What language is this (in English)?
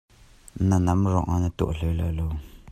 Hakha Chin